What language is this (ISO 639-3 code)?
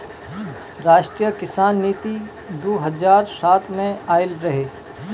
bho